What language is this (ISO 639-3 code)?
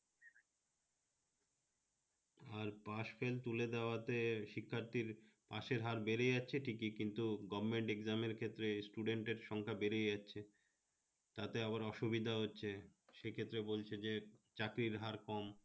ben